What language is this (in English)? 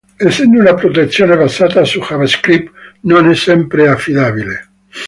Italian